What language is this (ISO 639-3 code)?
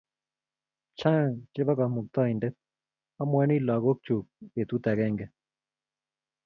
kln